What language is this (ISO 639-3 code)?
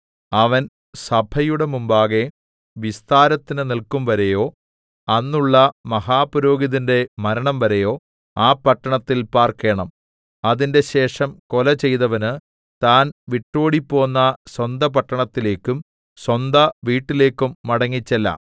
mal